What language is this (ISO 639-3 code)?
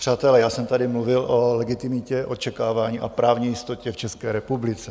ces